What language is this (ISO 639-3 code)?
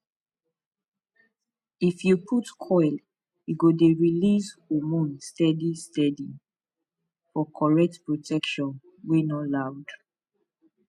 pcm